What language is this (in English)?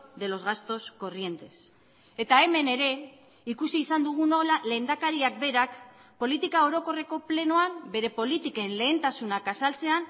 Basque